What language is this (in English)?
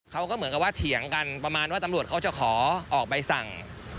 Thai